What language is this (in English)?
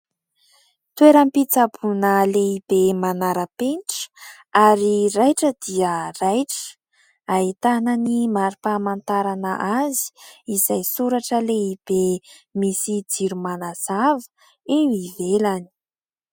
Malagasy